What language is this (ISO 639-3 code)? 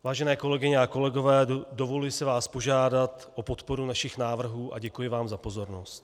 ces